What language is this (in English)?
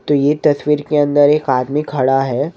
Hindi